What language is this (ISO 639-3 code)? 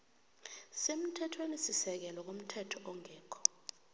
nbl